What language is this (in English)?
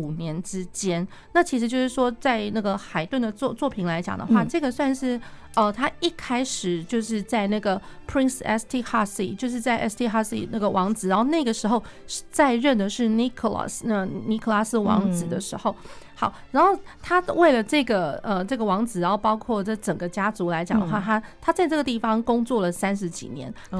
Chinese